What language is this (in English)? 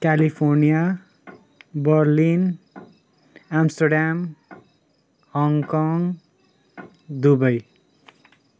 Nepali